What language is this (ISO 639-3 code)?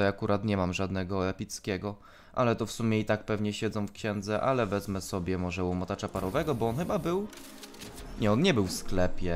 pol